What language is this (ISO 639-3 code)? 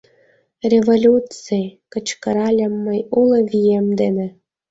chm